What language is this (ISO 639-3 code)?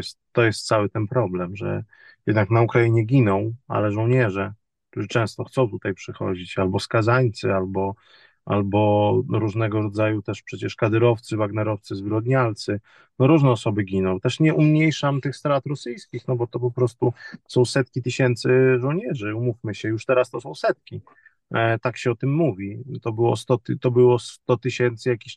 pol